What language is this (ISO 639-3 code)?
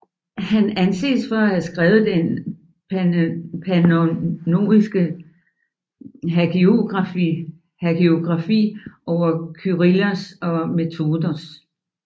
dan